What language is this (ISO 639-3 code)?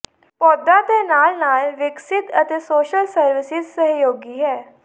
pan